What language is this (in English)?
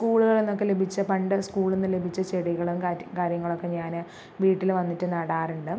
Malayalam